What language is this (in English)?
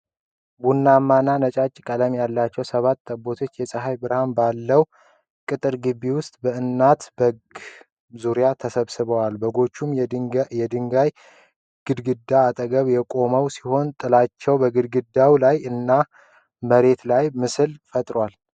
Amharic